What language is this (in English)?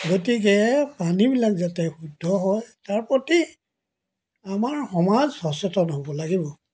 Assamese